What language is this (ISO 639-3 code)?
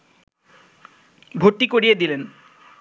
ben